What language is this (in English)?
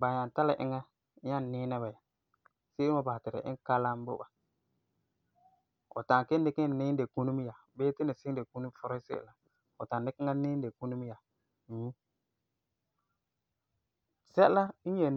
Frafra